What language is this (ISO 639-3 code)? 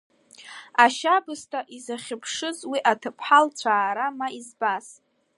abk